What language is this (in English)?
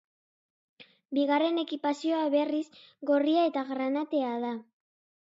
Basque